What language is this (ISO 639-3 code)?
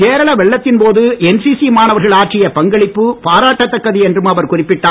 tam